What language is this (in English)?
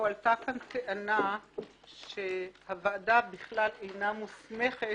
Hebrew